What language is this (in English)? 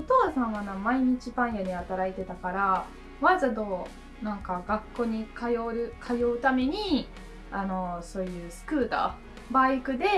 Japanese